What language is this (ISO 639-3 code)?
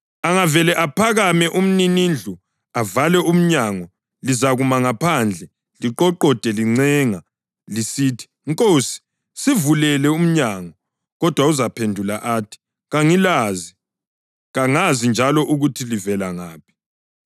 nde